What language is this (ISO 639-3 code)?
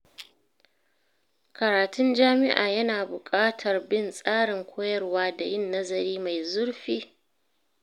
hau